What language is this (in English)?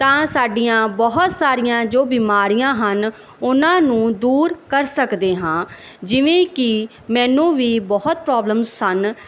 Punjabi